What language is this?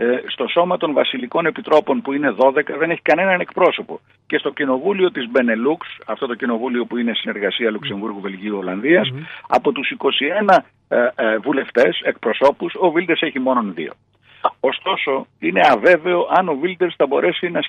Greek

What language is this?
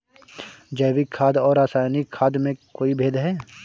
Hindi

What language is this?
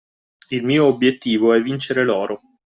Italian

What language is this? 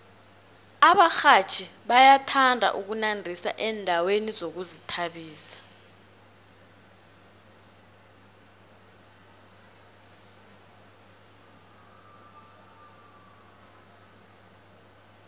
South Ndebele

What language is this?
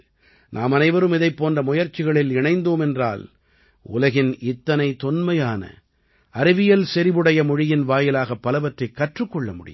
Tamil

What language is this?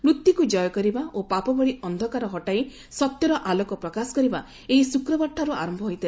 Odia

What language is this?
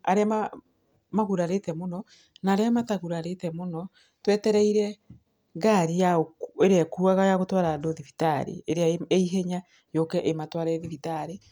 Kikuyu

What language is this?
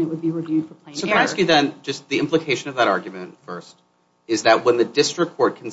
English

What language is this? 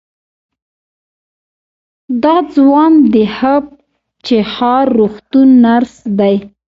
Pashto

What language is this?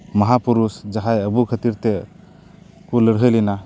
Santali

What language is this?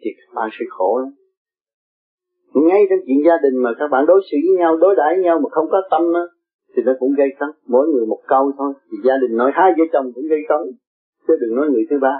Vietnamese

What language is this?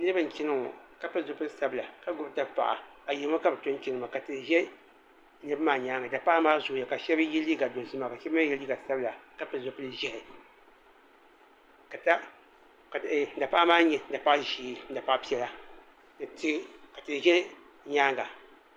Dagbani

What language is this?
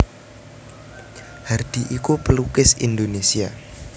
Javanese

